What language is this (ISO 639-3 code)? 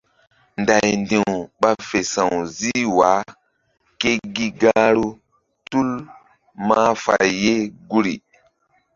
mdd